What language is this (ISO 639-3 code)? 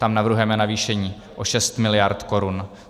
ces